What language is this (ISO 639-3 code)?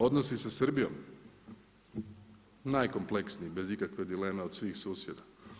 hrv